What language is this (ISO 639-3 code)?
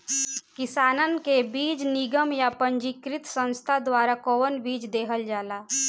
bho